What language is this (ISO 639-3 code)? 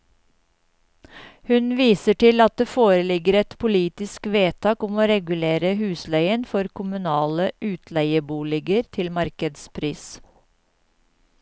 nor